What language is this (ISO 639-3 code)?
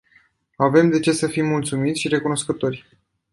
ron